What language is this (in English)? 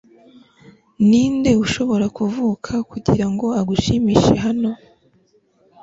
Kinyarwanda